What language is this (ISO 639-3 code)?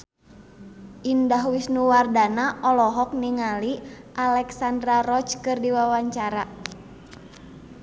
sun